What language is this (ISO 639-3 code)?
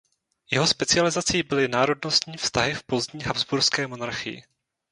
ces